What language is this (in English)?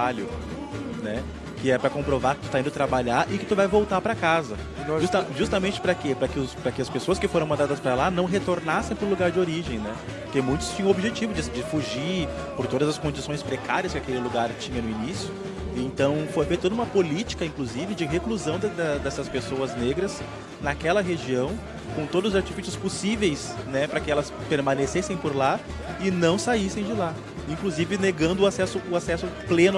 Portuguese